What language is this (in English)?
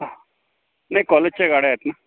Marathi